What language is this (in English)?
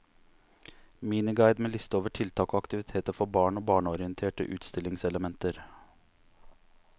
Norwegian